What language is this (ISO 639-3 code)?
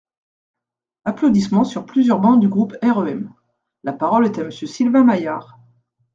fra